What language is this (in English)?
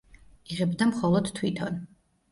Georgian